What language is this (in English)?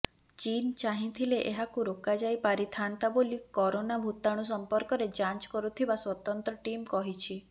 Odia